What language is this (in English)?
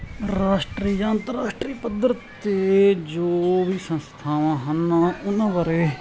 Punjabi